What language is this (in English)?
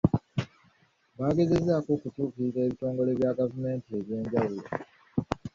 Ganda